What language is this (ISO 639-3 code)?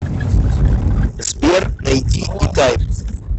rus